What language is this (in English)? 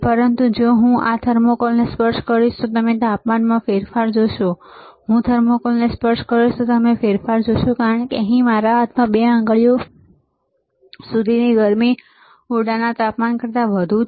Gujarati